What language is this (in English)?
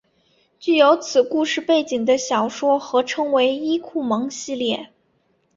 Chinese